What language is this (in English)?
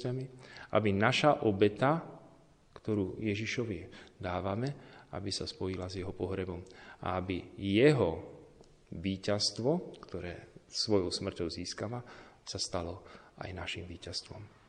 Slovak